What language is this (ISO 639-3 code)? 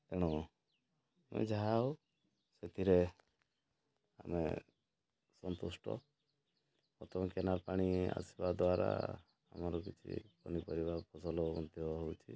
ori